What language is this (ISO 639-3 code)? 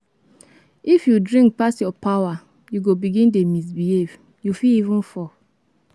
pcm